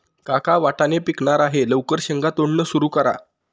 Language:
Marathi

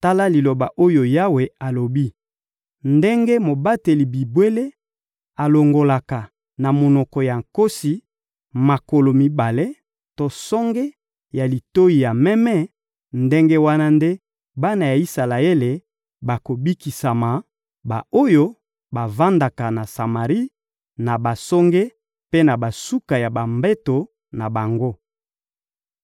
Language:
Lingala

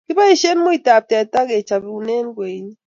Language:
Kalenjin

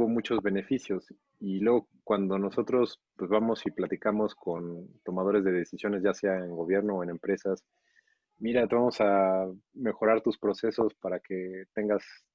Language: Spanish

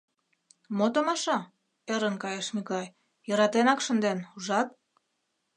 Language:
Mari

